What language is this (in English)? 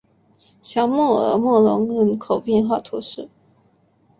Chinese